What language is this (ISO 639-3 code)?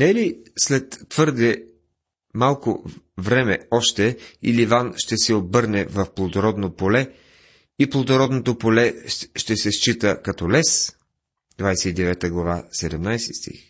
bul